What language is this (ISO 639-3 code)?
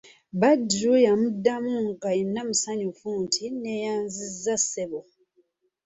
lug